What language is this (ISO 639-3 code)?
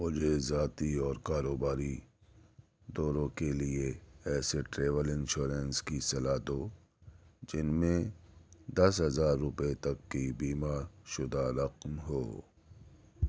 urd